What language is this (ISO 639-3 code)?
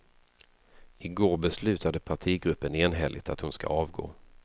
swe